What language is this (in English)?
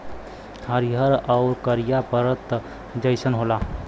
Bhojpuri